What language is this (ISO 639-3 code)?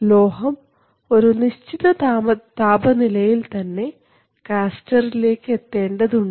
mal